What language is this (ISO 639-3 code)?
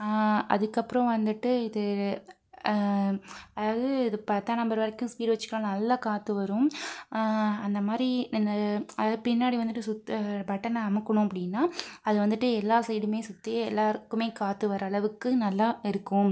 tam